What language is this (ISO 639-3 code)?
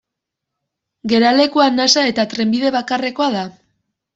eus